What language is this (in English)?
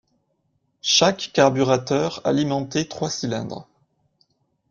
French